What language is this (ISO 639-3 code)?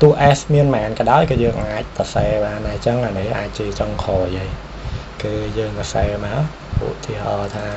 tha